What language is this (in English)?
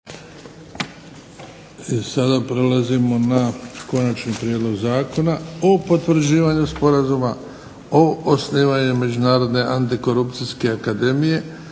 Croatian